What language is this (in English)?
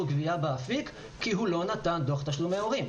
Hebrew